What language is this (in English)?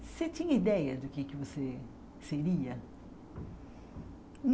Portuguese